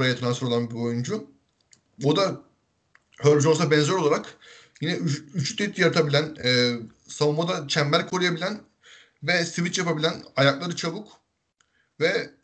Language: Turkish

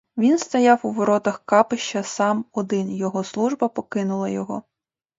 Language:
Ukrainian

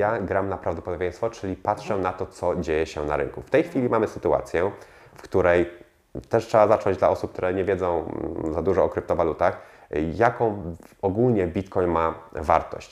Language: Polish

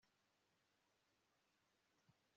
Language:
Kinyarwanda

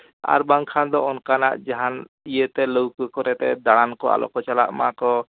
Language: Santali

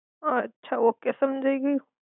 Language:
Gujarati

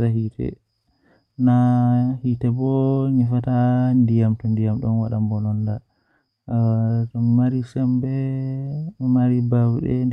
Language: Western Niger Fulfulde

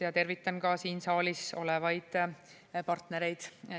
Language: Estonian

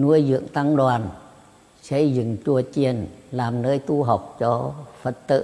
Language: Vietnamese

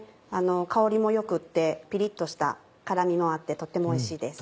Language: Japanese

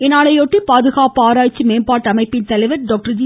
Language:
Tamil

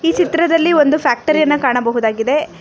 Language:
Kannada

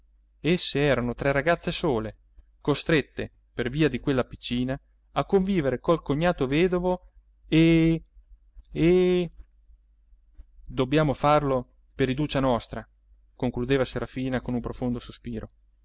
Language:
Italian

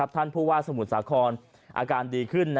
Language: Thai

